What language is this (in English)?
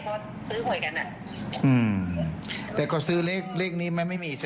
Thai